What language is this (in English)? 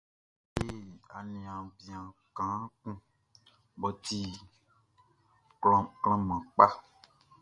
Baoulé